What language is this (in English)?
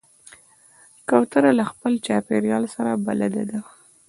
Pashto